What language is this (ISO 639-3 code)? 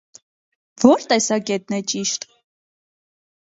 hye